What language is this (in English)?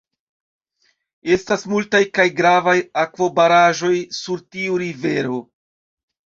Esperanto